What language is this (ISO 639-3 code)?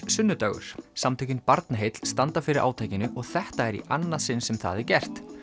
isl